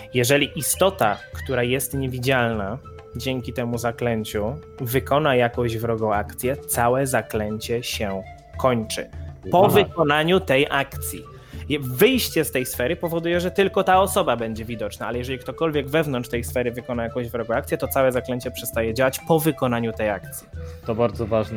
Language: Polish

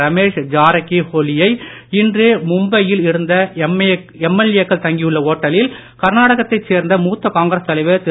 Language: Tamil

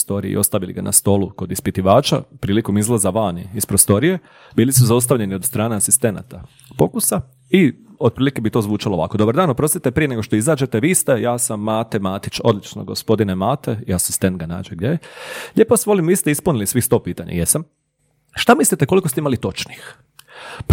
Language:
Croatian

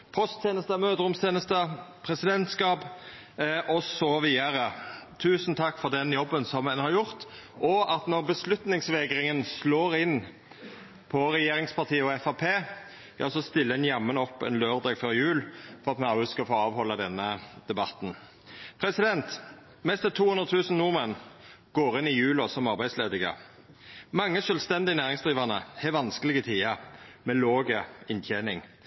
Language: Norwegian Nynorsk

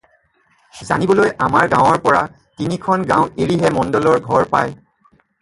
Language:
Assamese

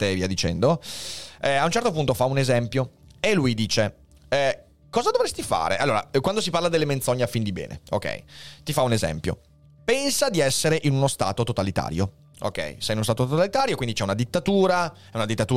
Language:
Italian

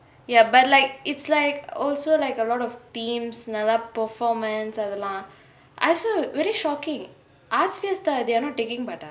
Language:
English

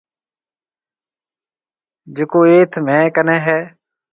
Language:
Marwari (Pakistan)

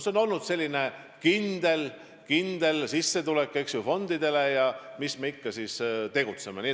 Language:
Estonian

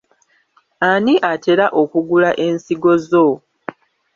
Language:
Ganda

